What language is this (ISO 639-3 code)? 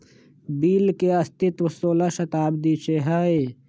mag